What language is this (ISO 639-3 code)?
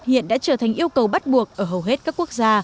vie